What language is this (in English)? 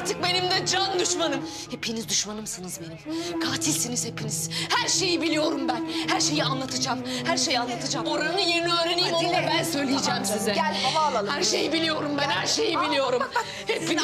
Turkish